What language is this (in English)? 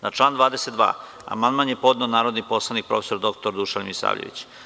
Serbian